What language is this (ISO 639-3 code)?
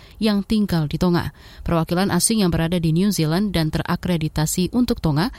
ind